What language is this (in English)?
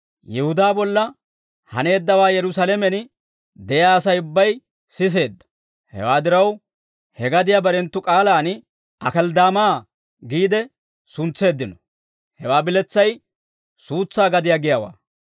Dawro